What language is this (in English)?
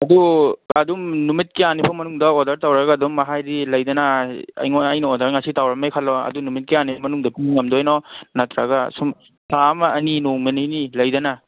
Manipuri